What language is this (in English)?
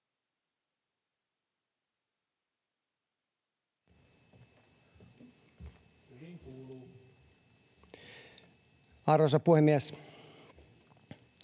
Finnish